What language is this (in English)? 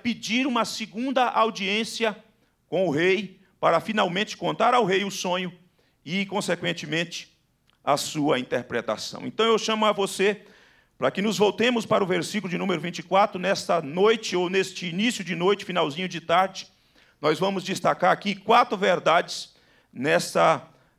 Portuguese